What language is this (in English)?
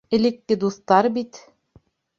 Bashkir